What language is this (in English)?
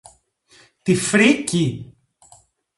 Greek